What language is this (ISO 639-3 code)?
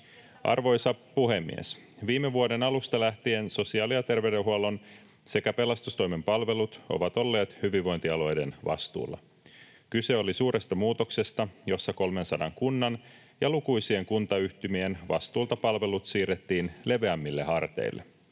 fin